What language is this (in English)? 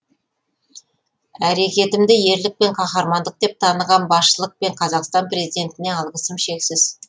Kazakh